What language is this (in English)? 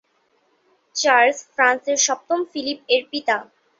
Bangla